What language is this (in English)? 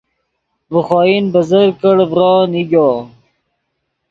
Yidgha